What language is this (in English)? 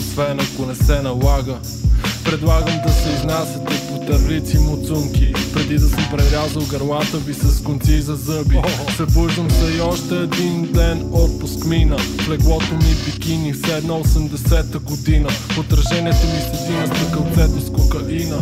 Bulgarian